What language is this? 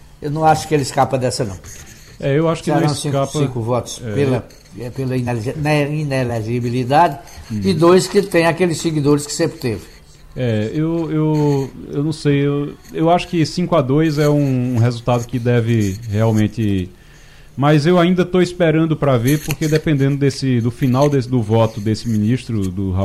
Portuguese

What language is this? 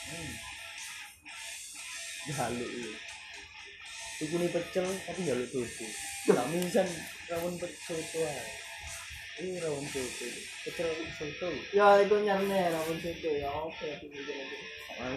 Indonesian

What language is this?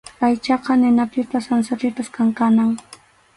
Arequipa-La Unión Quechua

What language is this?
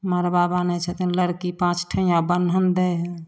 Maithili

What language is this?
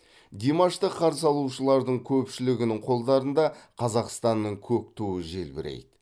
Kazakh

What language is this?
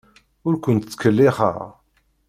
Kabyle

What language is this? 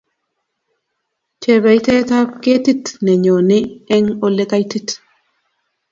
Kalenjin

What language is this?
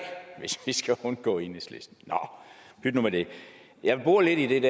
Danish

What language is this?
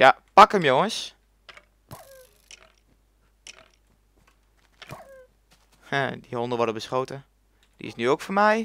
Dutch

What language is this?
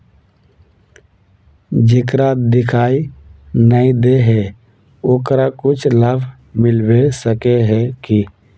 Magahi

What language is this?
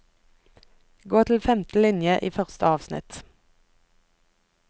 Norwegian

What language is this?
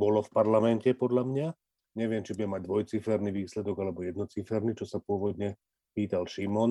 Slovak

